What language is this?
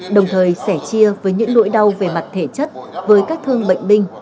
Vietnamese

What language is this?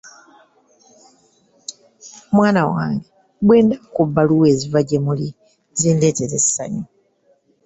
Ganda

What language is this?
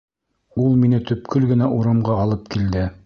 Bashkir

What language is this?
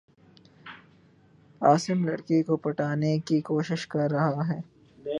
Urdu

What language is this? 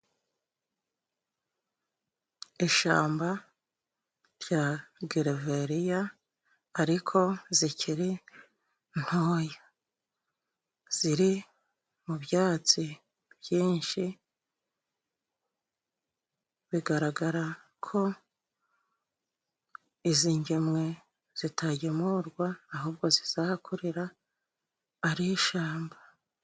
Kinyarwanda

